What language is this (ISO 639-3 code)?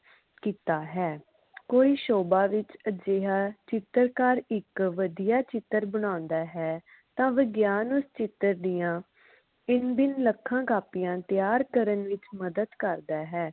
pan